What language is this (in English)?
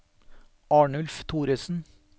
Norwegian